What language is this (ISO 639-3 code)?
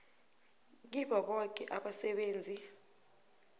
nbl